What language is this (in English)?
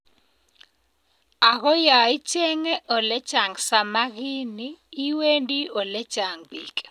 Kalenjin